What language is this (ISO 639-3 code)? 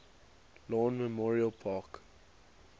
eng